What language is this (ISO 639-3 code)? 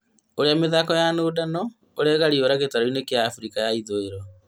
kik